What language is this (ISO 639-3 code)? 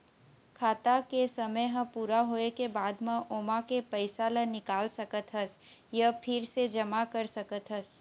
hne